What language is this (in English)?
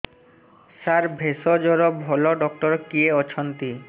Odia